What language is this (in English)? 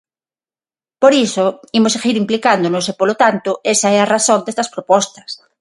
Galician